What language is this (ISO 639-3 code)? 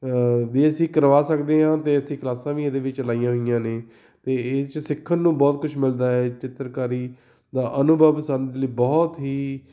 pan